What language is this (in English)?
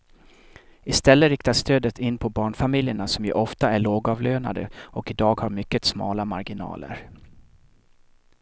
Swedish